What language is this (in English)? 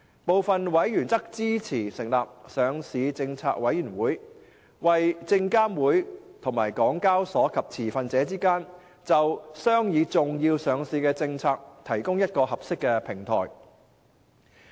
Cantonese